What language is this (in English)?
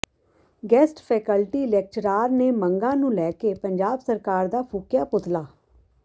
Punjabi